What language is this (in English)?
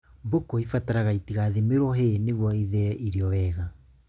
Kikuyu